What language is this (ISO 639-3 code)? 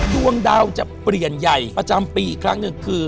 tha